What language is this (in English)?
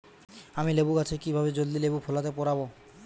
Bangla